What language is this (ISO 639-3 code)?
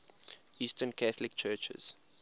eng